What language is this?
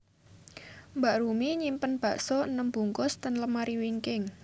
Javanese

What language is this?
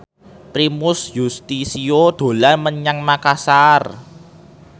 Javanese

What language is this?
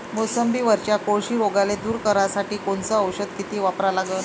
Marathi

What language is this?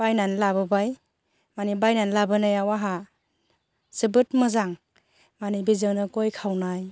Bodo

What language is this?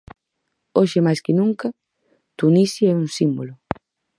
Galician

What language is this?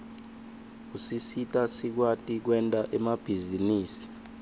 Swati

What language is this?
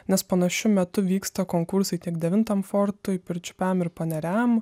Lithuanian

